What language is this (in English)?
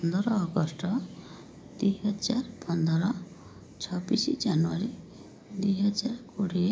Odia